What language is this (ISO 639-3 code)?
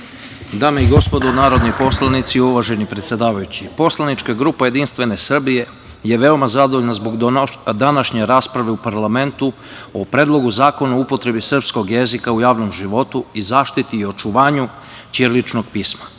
srp